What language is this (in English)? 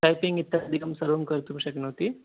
Sanskrit